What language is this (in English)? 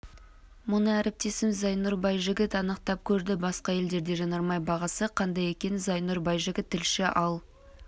Kazakh